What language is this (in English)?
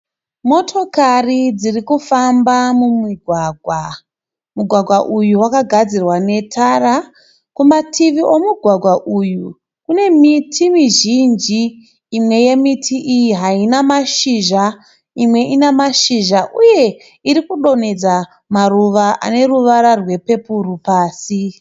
Shona